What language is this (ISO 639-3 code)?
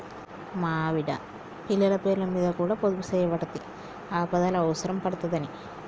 tel